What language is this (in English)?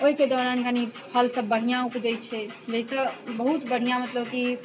Maithili